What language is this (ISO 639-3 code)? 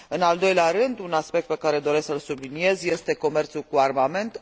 ron